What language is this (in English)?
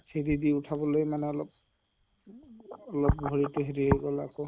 Assamese